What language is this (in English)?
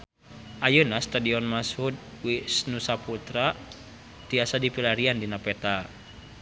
Sundanese